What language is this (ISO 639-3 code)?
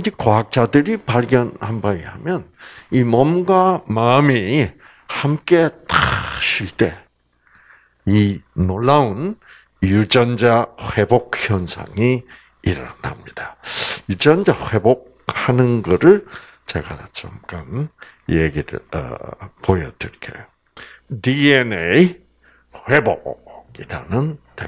kor